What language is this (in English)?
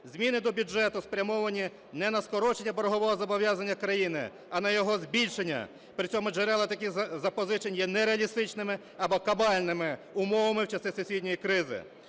Ukrainian